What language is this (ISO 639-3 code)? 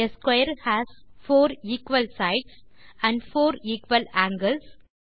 tam